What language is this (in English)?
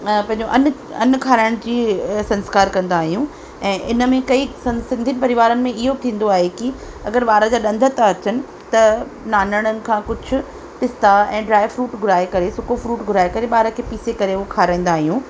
Sindhi